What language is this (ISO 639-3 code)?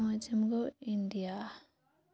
kas